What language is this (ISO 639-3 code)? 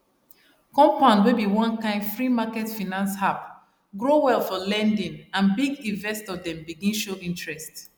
pcm